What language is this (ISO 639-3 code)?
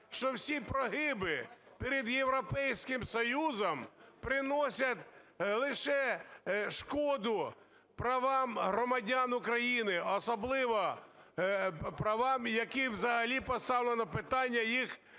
ukr